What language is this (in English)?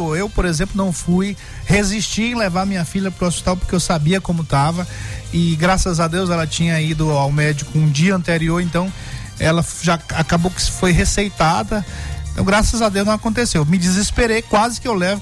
Portuguese